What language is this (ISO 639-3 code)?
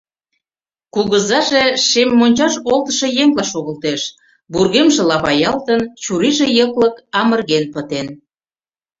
chm